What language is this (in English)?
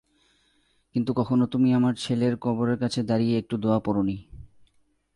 Bangla